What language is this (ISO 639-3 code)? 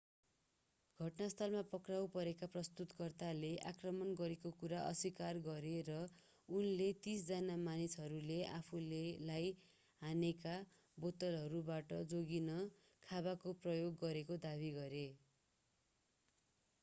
nep